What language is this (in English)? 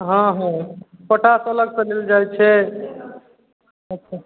Maithili